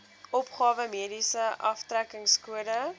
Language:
Afrikaans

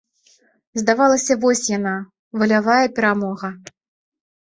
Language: Belarusian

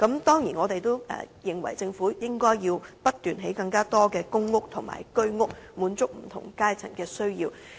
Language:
Cantonese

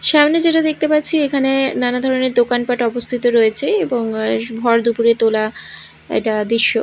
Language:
Bangla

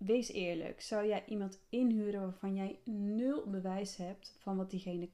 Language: Dutch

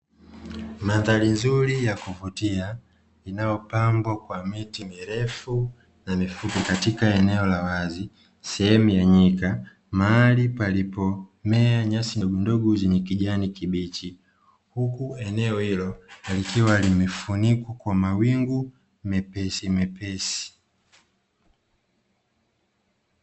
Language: Swahili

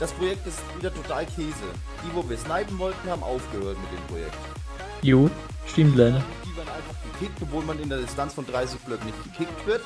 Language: German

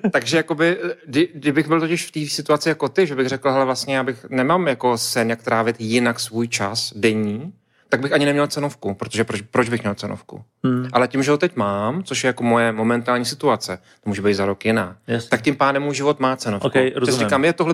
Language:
Czech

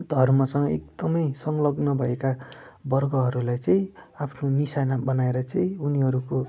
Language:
Nepali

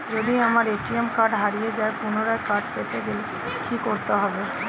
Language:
Bangla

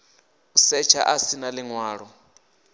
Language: Venda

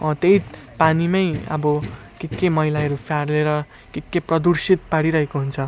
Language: Nepali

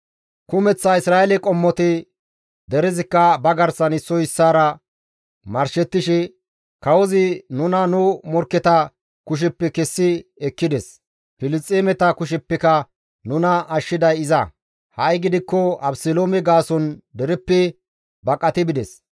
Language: Gamo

